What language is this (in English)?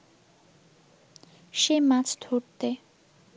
Bangla